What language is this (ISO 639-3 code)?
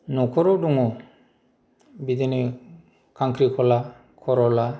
brx